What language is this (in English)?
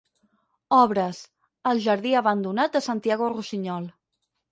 Catalan